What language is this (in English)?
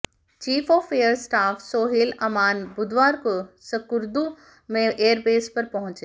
Hindi